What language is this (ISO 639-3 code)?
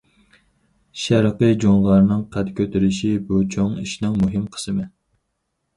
uig